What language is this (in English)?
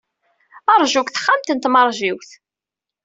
Kabyle